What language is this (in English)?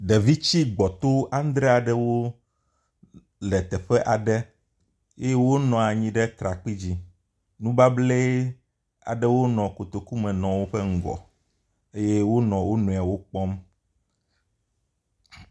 Ewe